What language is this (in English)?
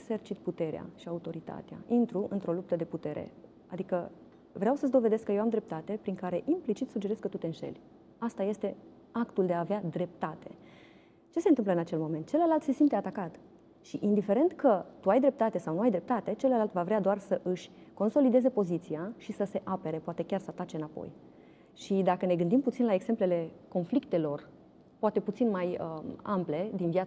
Romanian